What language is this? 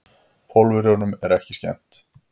Icelandic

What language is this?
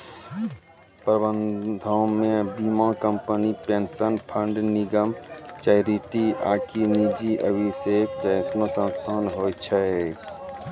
Maithili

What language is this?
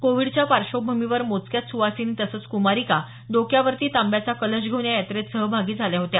Marathi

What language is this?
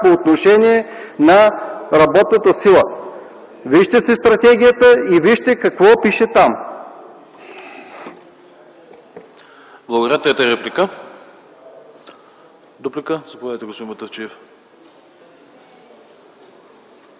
Bulgarian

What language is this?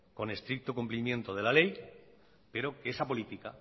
Spanish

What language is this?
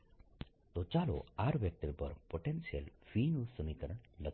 Gujarati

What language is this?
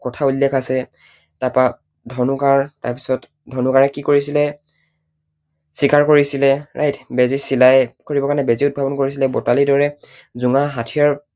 Assamese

